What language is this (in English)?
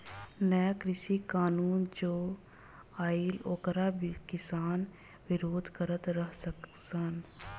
Bhojpuri